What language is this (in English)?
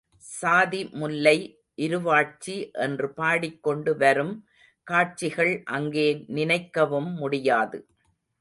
Tamil